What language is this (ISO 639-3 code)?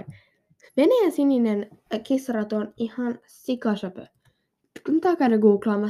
fin